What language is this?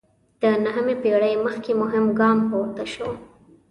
Pashto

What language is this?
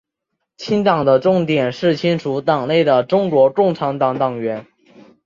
Chinese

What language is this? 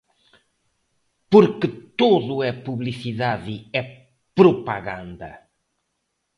Galician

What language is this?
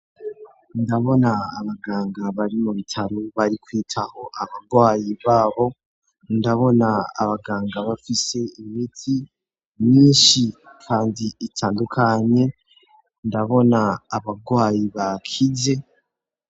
Rundi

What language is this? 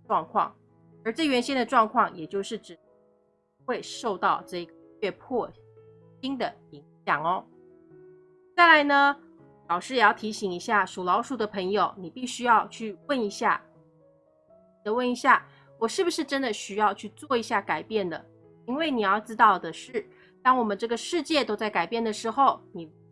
Chinese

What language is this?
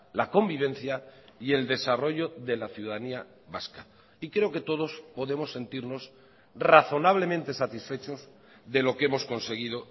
Spanish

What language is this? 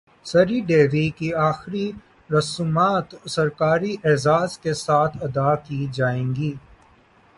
Urdu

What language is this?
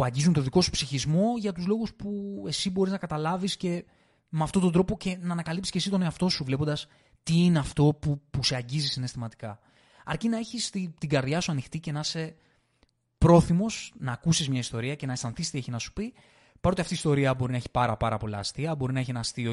Greek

